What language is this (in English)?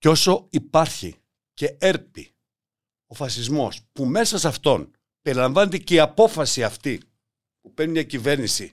Greek